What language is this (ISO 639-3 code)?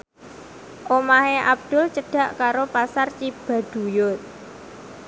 jav